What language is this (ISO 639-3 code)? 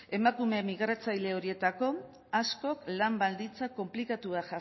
eus